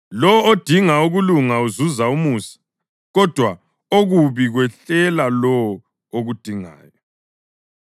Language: North Ndebele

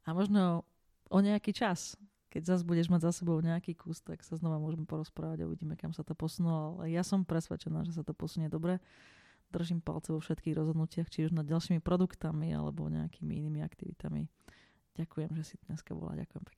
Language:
Slovak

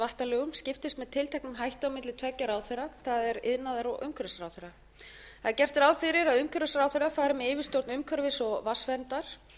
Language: Icelandic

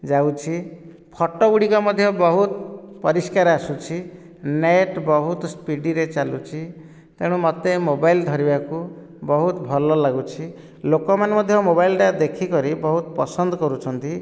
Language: Odia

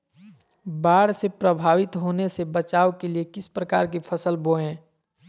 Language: Magahi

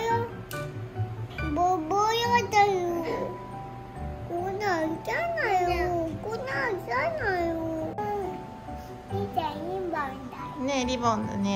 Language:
Japanese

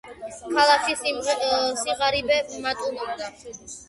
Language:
Georgian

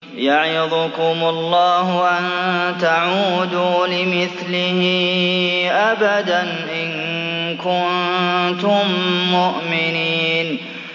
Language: Arabic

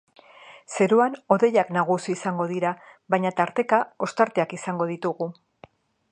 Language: Basque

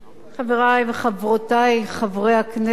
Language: Hebrew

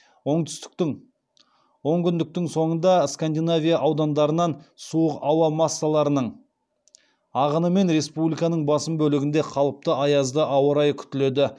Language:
Kazakh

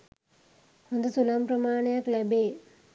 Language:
Sinhala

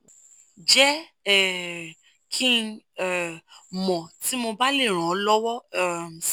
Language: Yoruba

